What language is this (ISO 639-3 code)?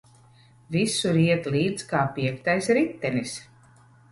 lav